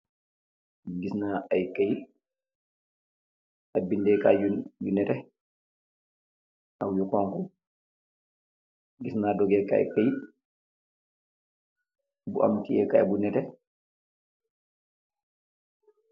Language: Wolof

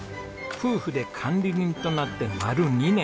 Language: Japanese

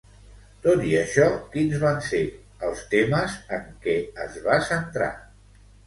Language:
Catalan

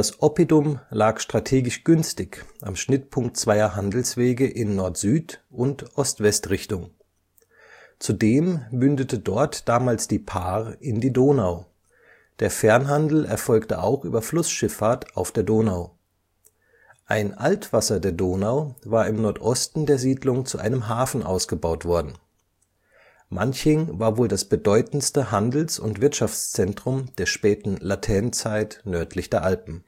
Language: German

